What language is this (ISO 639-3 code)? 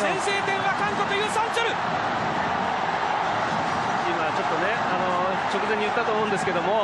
jpn